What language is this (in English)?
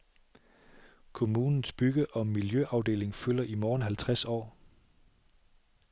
Danish